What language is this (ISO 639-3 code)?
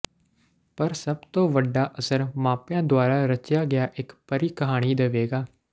pan